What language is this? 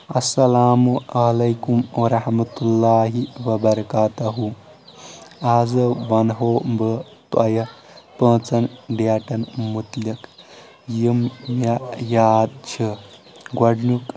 Kashmiri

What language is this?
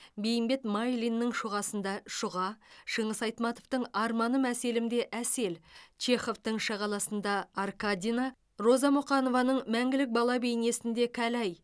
Kazakh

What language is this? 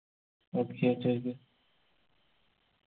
Malayalam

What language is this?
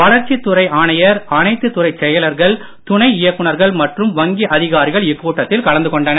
Tamil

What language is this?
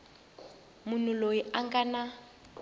Tsonga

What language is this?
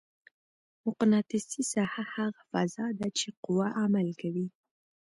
Pashto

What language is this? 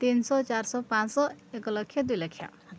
Odia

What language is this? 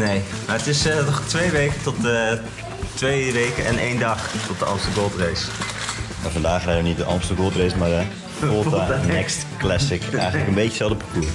Dutch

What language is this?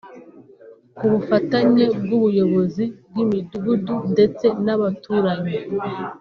Kinyarwanda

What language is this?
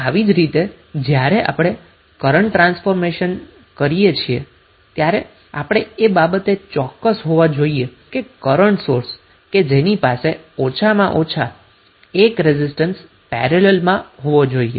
Gujarati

